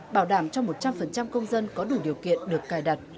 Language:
Vietnamese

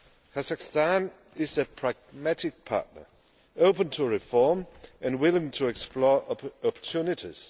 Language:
English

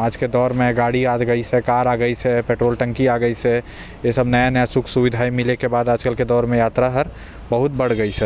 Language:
Korwa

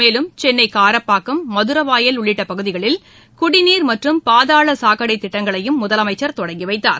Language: Tamil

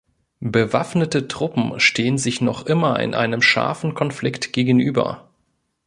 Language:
German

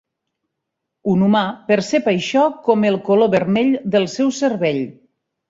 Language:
Catalan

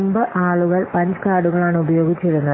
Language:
Malayalam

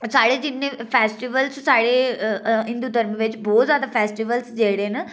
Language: Dogri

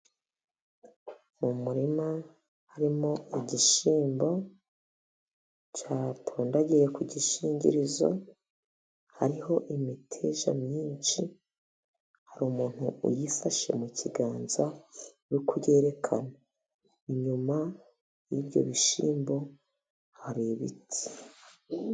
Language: Kinyarwanda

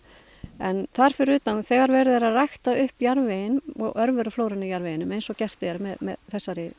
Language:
Icelandic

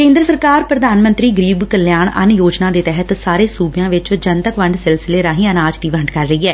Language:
Punjabi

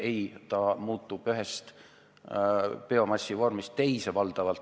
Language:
Estonian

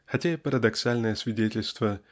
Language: Russian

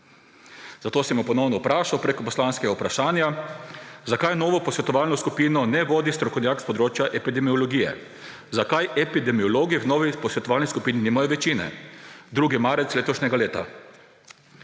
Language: Slovenian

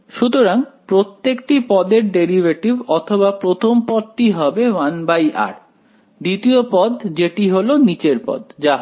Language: Bangla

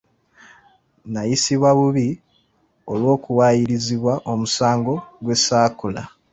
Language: Ganda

